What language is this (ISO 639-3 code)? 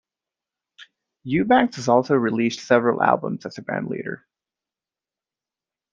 eng